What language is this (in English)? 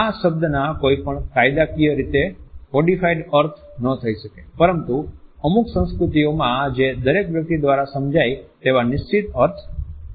Gujarati